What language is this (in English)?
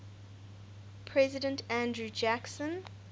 English